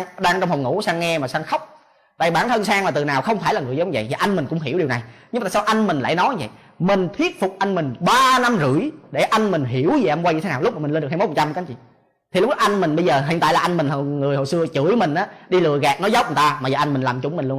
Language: Vietnamese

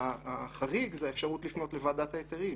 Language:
Hebrew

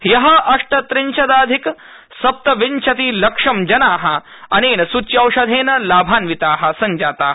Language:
Sanskrit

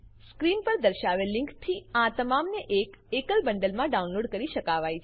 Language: Gujarati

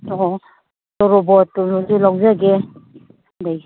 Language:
Manipuri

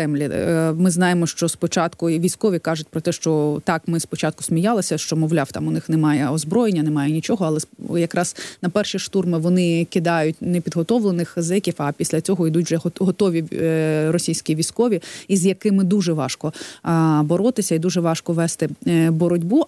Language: Ukrainian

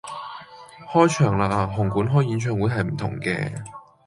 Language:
Cantonese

